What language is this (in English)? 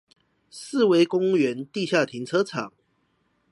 Chinese